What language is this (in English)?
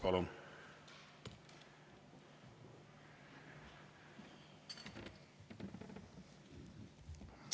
Estonian